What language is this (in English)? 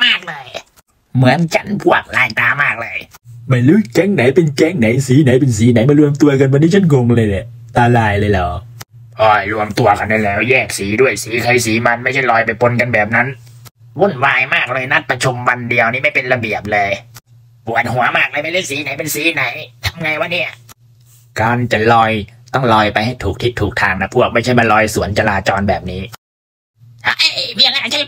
Thai